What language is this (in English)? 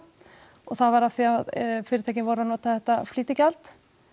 Icelandic